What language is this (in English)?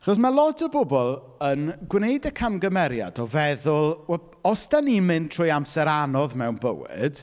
Welsh